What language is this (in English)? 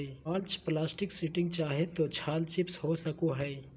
Magahi